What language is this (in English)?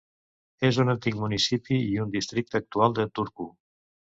Catalan